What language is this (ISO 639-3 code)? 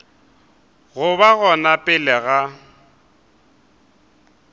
nso